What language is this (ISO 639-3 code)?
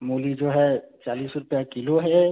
hin